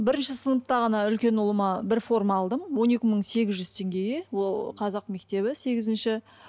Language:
Kazakh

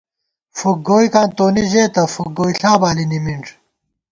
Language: Gawar-Bati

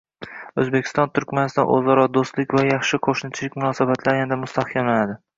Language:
Uzbek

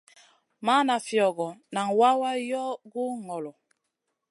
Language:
Masana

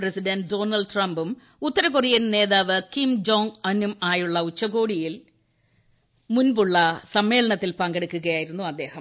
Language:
Malayalam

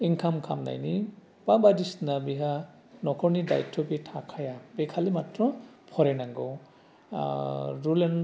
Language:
Bodo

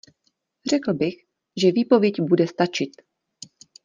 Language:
Czech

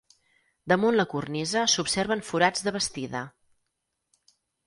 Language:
Catalan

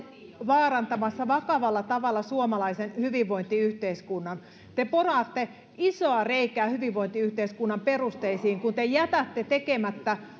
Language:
Finnish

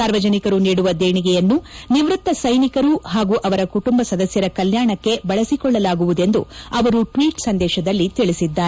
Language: Kannada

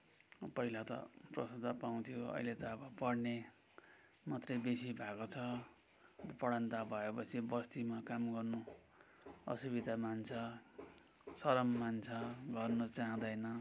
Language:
Nepali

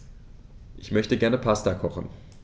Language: German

